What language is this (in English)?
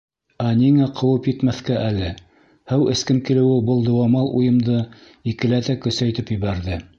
Bashkir